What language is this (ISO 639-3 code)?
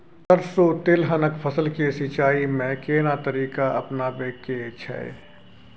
mai